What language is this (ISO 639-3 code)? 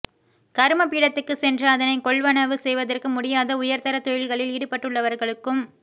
tam